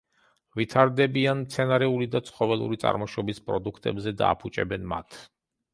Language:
Georgian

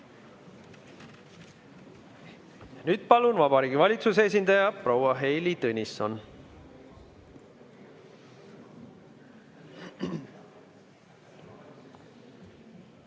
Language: Estonian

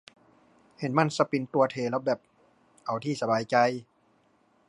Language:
Thai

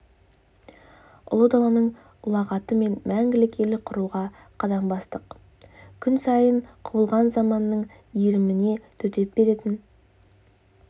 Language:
Kazakh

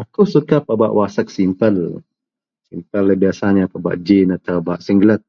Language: Central Melanau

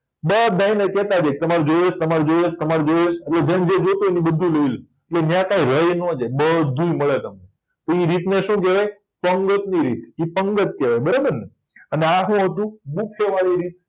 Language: Gujarati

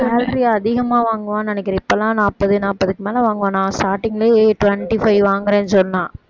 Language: Tamil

